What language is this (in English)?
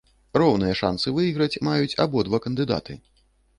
Belarusian